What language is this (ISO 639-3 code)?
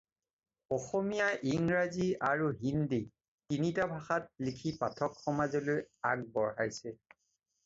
asm